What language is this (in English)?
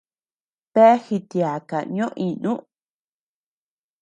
Tepeuxila Cuicatec